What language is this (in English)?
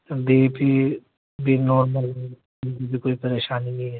Urdu